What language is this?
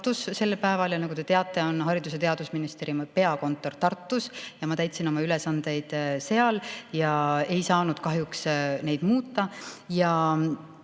Estonian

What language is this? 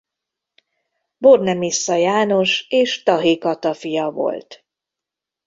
Hungarian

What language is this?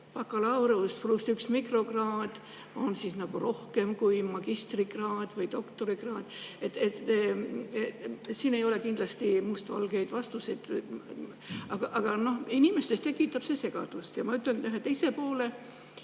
Estonian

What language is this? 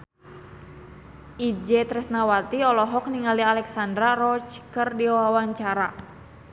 Sundanese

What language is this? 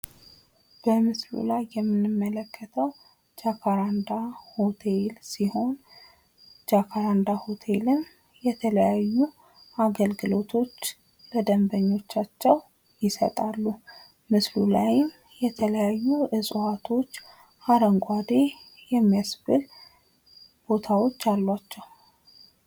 Amharic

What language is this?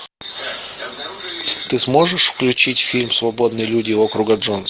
Russian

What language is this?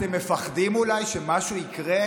Hebrew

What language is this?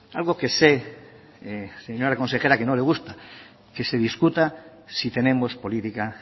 Spanish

